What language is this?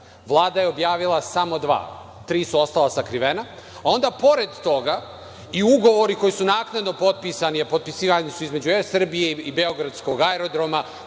Serbian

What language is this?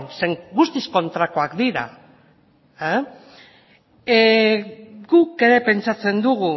Basque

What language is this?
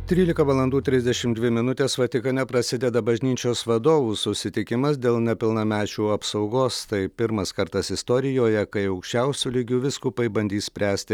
Lithuanian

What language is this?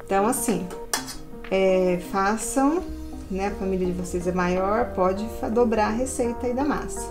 Portuguese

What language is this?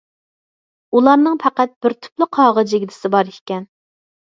Uyghur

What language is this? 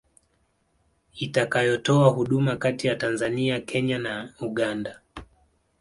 Swahili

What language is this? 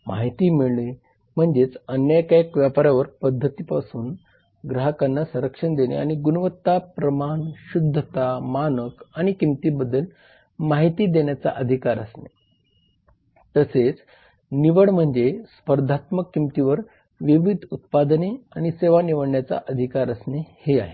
Marathi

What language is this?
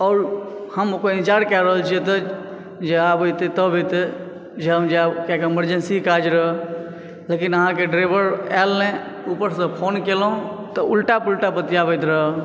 Maithili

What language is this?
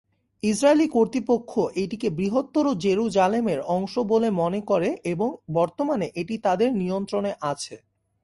Bangla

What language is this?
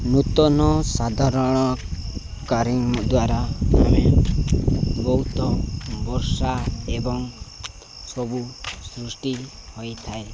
Odia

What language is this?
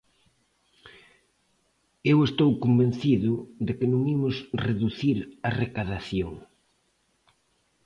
Galician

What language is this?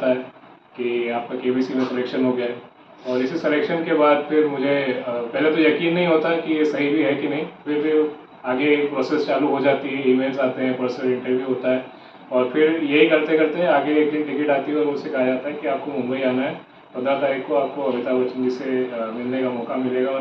Hindi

